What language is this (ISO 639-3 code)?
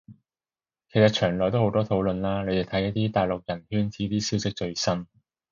yue